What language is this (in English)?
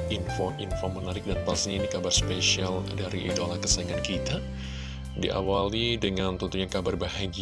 Indonesian